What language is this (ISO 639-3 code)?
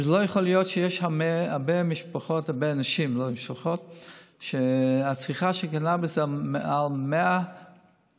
heb